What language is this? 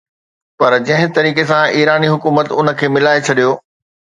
Sindhi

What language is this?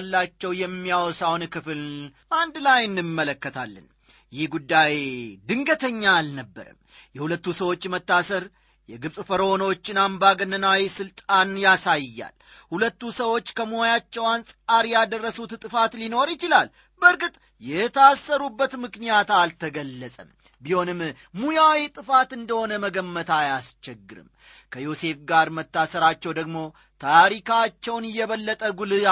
Amharic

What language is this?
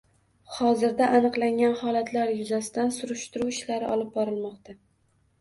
Uzbek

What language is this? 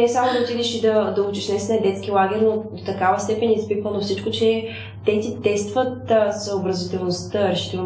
Bulgarian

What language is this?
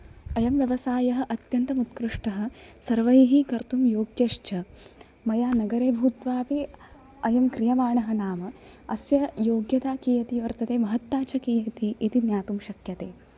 Sanskrit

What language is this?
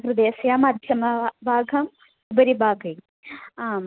Sanskrit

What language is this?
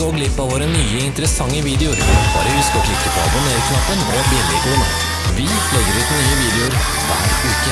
Norwegian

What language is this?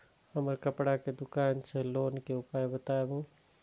Maithili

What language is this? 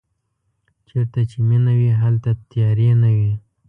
Pashto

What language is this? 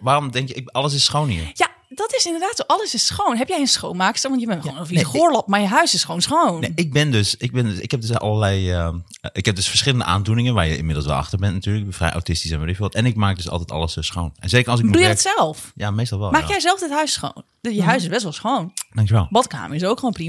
Dutch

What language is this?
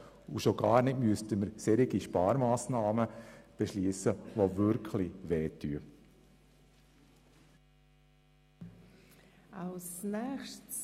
Swiss German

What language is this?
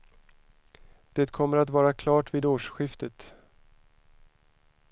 Swedish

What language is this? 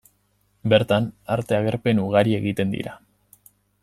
Basque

